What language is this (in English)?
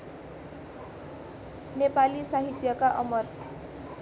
Nepali